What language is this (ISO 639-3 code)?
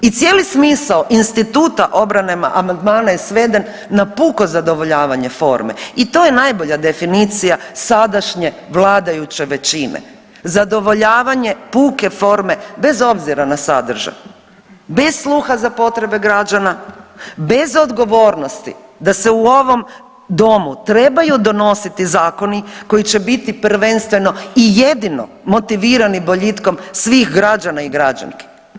hrv